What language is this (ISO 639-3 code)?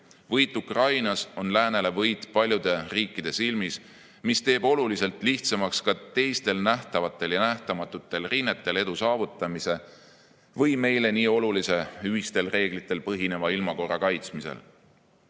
est